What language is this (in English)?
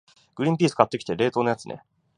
Japanese